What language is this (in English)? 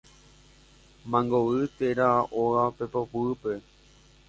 Guarani